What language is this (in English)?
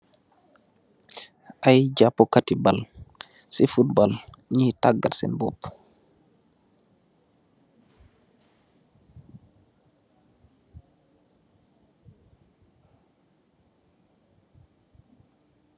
Wolof